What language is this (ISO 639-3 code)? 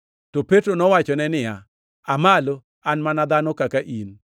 luo